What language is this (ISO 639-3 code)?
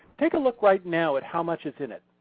eng